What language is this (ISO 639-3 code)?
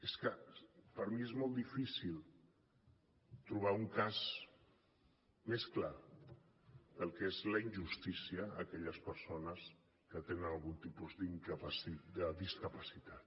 cat